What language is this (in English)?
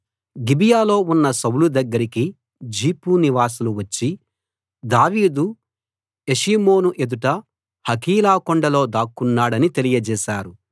Telugu